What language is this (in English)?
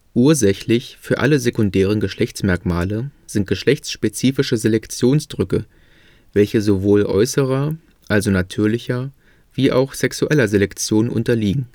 German